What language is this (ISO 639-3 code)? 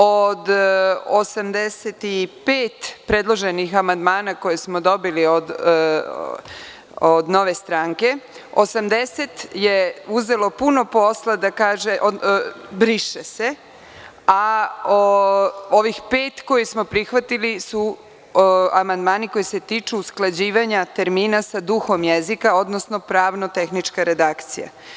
srp